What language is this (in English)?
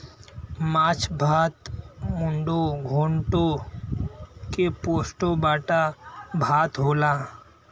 Bhojpuri